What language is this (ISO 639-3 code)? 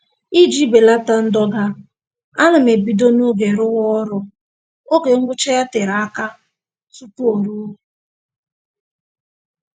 ibo